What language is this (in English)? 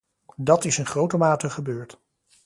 Dutch